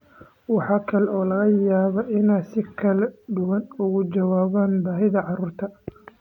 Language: Somali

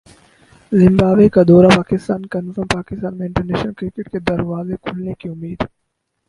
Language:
Urdu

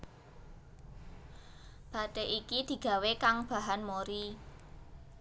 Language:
Javanese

